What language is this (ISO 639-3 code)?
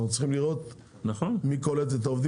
heb